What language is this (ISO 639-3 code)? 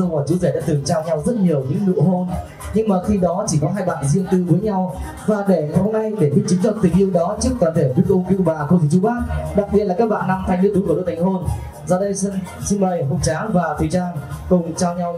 vie